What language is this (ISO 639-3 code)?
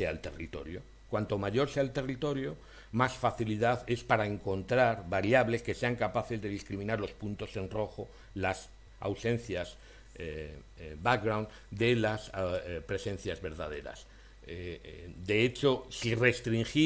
spa